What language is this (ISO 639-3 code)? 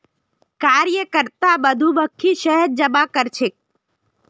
mag